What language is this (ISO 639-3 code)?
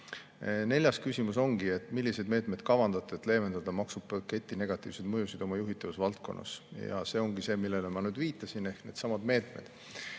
est